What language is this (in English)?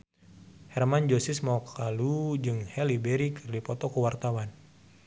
Sundanese